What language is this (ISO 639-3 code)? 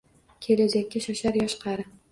uzb